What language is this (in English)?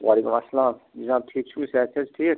Kashmiri